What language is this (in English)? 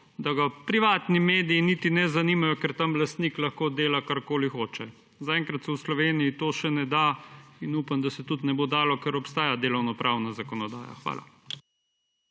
Slovenian